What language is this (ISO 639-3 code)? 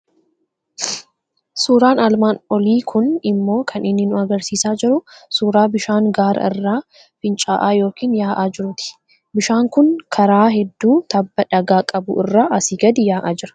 orm